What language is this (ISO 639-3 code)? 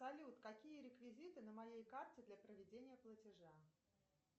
rus